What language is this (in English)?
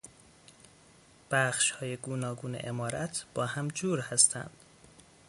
Persian